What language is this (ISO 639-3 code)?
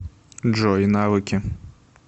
rus